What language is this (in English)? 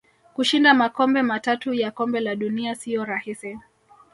Swahili